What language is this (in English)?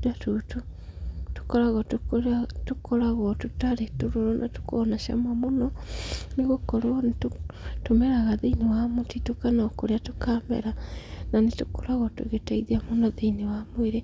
Kikuyu